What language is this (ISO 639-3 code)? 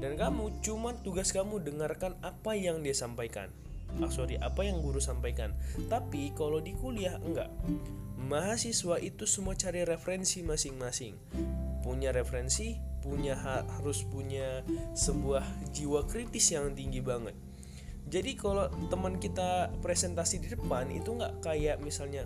ind